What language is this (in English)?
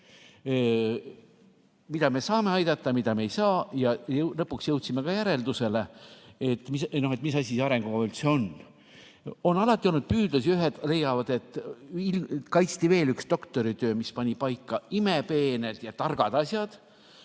Estonian